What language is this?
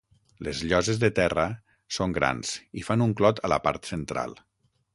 Catalan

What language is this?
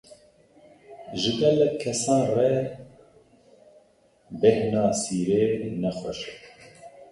Kurdish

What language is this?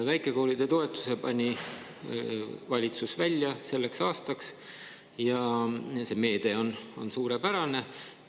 Estonian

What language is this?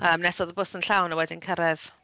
Welsh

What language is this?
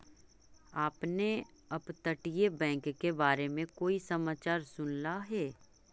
Magahi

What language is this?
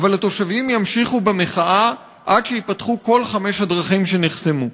Hebrew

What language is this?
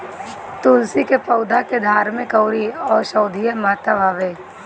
Bhojpuri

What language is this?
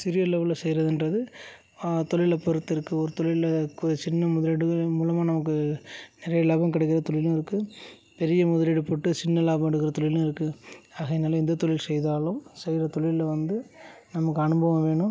Tamil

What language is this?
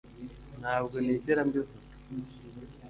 Kinyarwanda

